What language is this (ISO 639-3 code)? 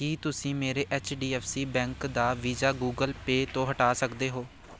pan